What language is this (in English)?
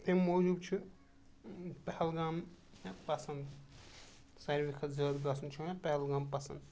Kashmiri